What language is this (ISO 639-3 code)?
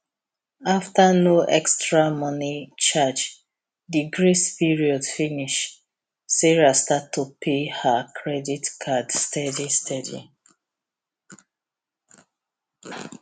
pcm